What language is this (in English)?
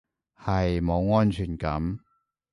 Cantonese